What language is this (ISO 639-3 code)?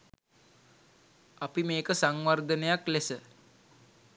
sin